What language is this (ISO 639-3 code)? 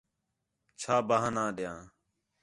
xhe